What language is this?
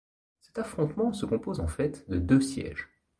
French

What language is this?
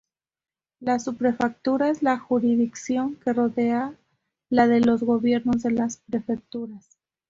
Spanish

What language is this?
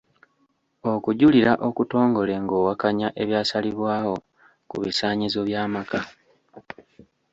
Ganda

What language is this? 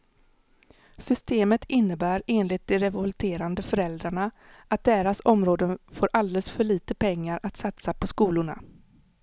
Swedish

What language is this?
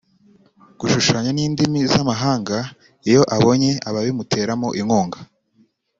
Kinyarwanda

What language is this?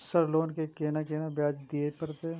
Maithili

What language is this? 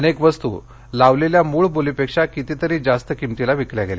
Marathi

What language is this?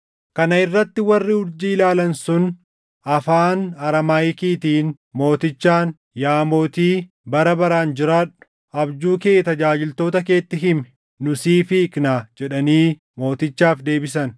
Oromo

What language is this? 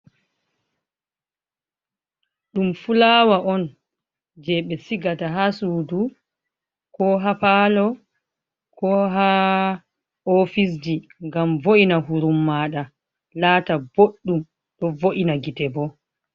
Fula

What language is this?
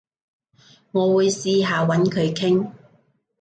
Cantonese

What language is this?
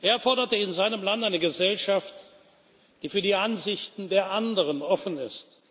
German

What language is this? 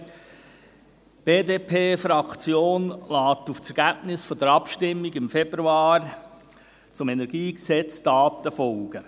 Swiss German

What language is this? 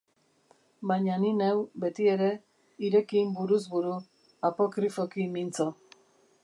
Basque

